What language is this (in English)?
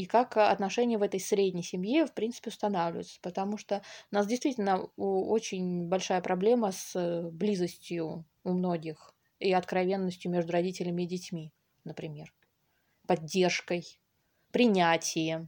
Russian